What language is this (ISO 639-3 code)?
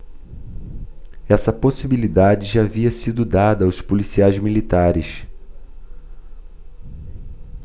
por